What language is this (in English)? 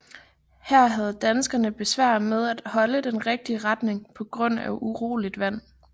Danish